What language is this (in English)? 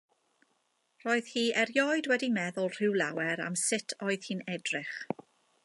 Welsh